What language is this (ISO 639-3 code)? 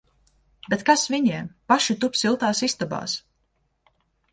lav